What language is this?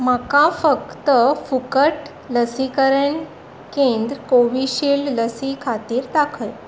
Konkani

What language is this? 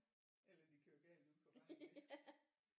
Danish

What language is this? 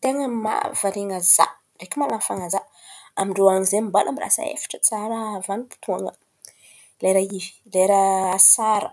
Antankarana Malagasy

